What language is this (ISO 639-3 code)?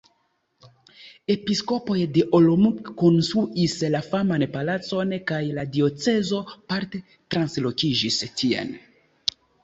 epo